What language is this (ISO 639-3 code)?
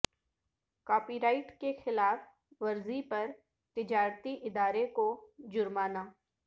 urd